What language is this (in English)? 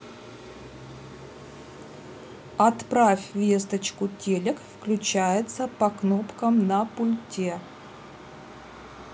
Russian